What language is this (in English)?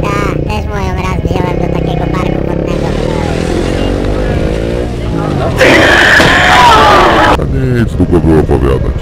Polish